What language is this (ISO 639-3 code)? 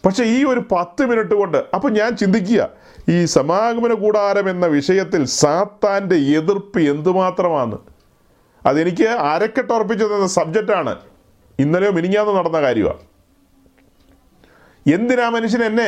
mal